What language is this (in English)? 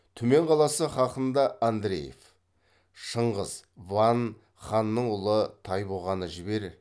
Kazakh